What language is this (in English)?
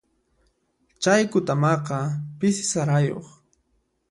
Puno Quechua